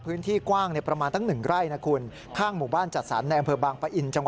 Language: Thai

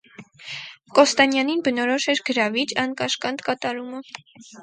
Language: Armenian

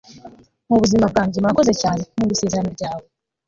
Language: Kinyarwanda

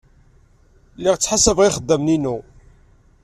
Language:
Kabyle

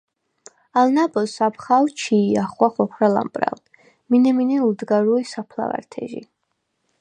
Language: Svan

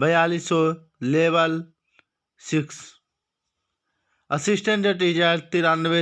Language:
Hindi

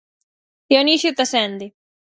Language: Galician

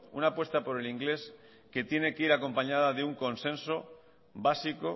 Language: Spanish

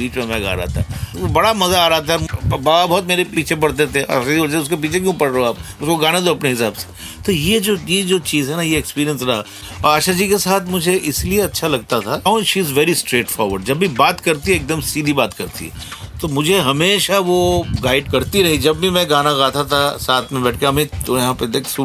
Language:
Hindi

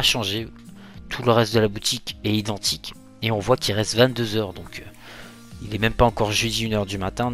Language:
French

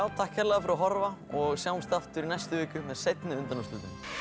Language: Icelandic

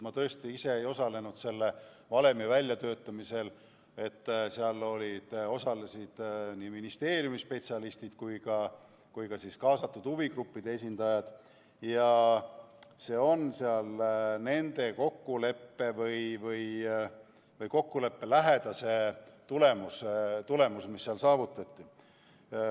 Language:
Estonian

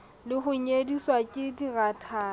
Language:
Southern Sotho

